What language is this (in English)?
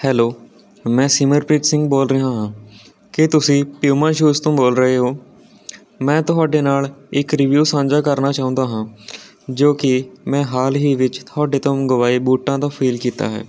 Punjabi